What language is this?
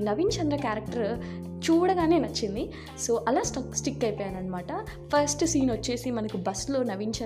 Telugu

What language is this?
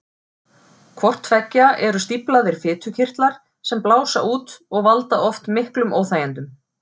Icelandic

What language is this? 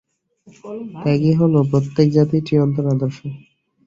Bangla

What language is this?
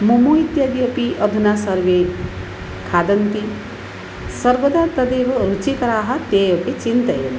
Sanskrit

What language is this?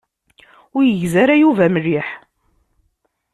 Kabyle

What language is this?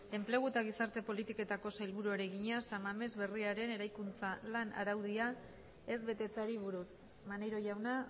Basque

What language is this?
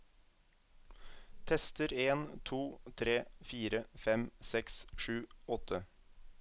Norwegian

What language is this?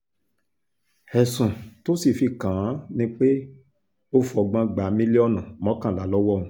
Yoruba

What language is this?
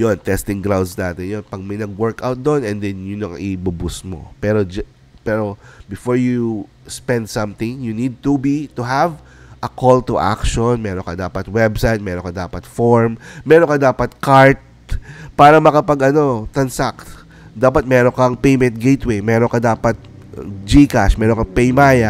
Filipino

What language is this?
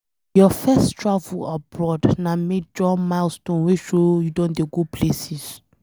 Nigerian Pidgin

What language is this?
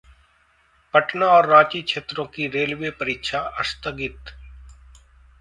Hindi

